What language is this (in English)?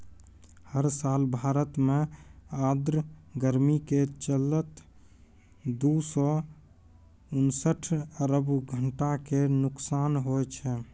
Maithili